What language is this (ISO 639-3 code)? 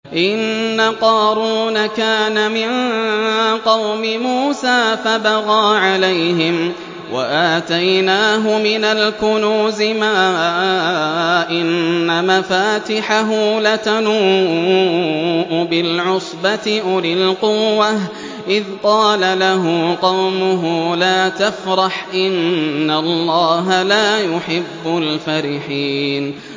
ara